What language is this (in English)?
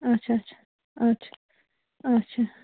Kashmiri